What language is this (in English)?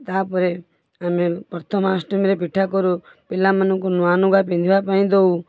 Odia